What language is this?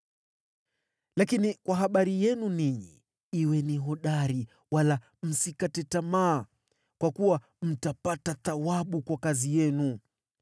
Swahili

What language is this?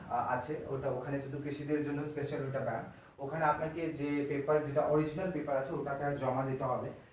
Bangla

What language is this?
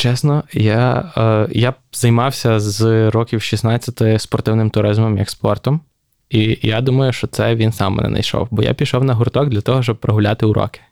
Ukrainian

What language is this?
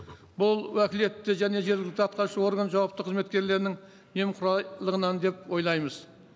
Kazakh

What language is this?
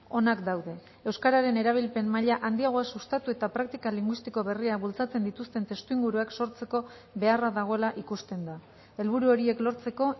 Basque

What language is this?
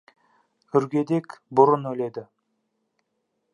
Kazakh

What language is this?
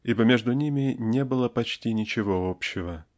Russian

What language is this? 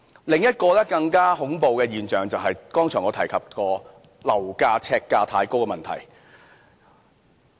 Cantonese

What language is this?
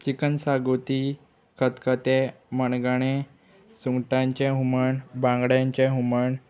Konkani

